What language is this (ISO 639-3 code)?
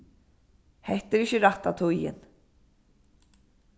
fao